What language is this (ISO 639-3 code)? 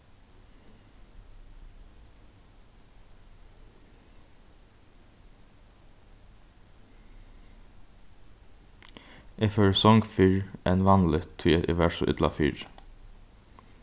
fao